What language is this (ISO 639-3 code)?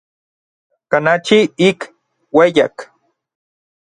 nlv